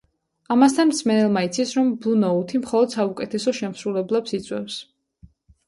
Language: Georgian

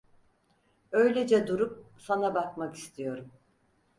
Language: Turkish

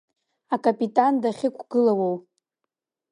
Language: Abkhazian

